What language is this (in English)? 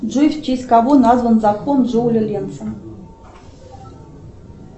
Russian